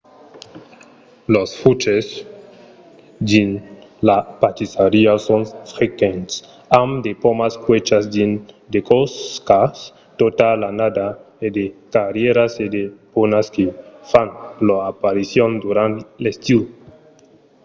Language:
Occitan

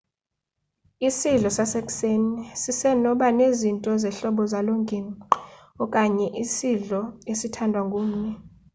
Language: Xhosa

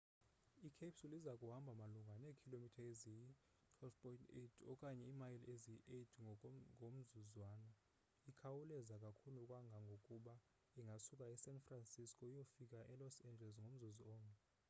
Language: Xhosa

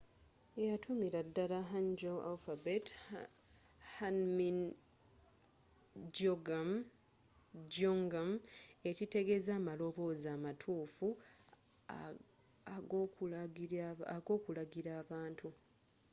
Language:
Ganda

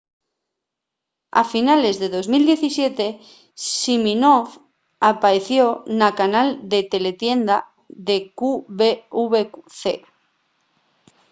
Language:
Asturian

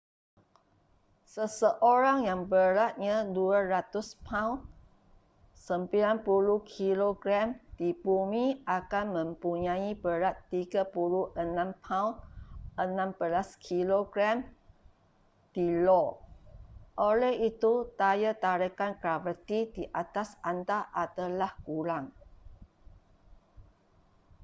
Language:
Malay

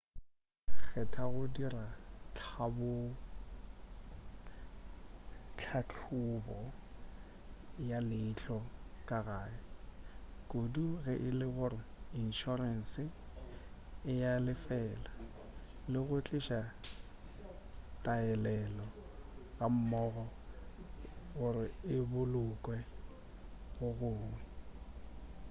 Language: Northern Sotho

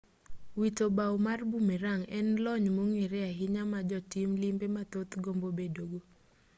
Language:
Luo (Kenya and Tanzania)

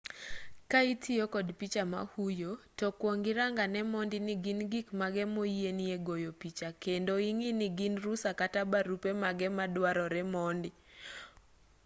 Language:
Luo (Kenya and Tanzania)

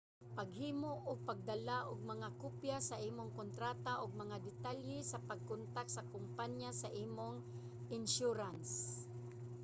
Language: Cebuano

